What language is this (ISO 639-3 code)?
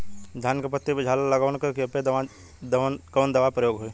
bho